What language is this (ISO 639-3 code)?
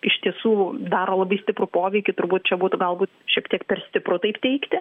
lit